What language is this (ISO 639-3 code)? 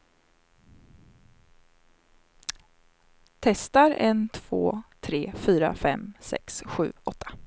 swe